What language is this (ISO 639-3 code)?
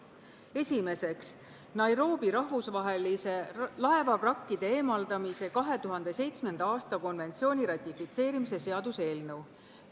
est